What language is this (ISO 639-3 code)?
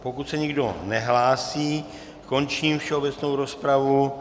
ces